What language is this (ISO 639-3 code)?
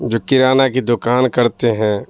urd